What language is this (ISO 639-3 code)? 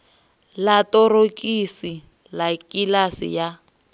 ven